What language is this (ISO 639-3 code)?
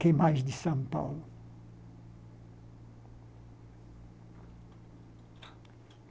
por